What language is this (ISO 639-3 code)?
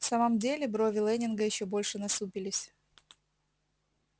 rus